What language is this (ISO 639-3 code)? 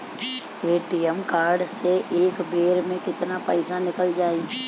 bho